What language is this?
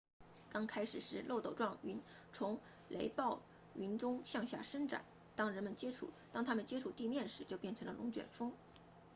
Chinese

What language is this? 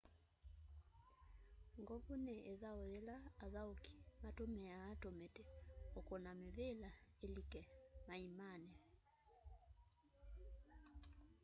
Kamba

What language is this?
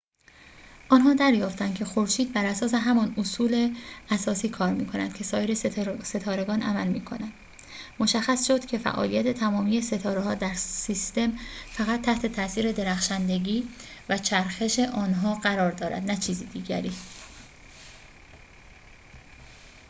Persian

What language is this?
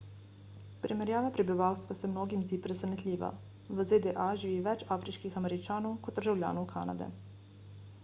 Slovenian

